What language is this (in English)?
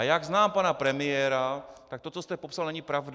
Czech